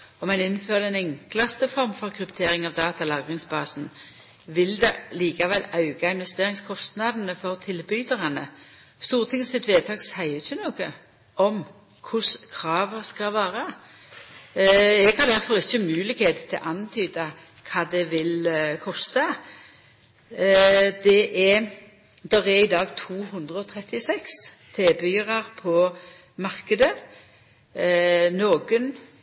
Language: Norwegian Nynorsk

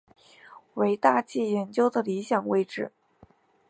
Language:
Chinese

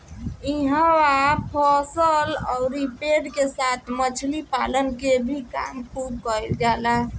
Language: Bhojpuri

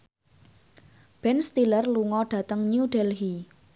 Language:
Javanese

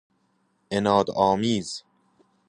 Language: Persian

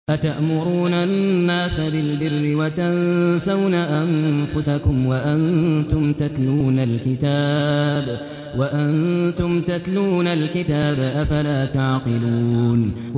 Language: Arabic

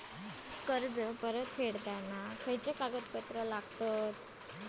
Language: Marathi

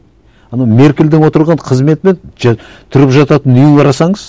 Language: Kazakh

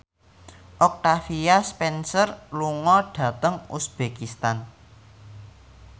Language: Javanese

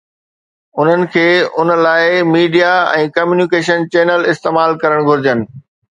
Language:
Sindhi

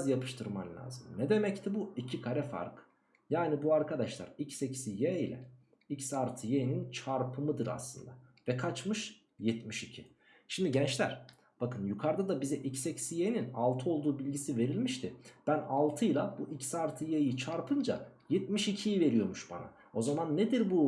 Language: Turkish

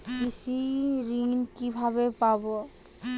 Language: Bangla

